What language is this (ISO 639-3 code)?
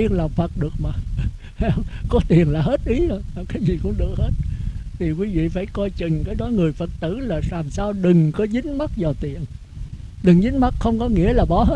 vie